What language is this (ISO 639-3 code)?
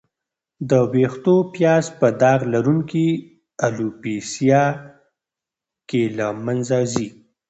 pus